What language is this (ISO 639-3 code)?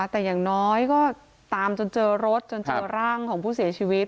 tha